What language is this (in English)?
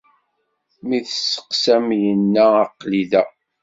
Kabyle